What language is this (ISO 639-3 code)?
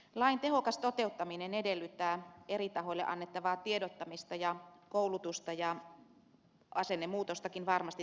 fin